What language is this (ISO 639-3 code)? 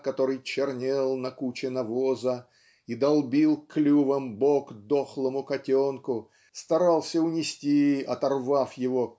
rus